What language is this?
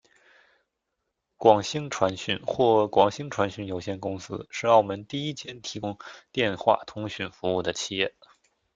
Chinese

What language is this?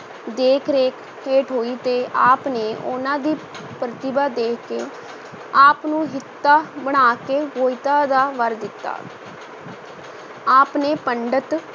Punjabi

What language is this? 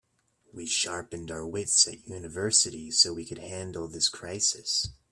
English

